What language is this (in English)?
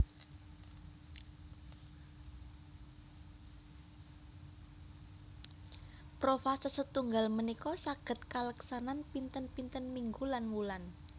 Javanese